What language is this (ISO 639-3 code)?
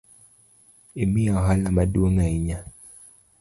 luo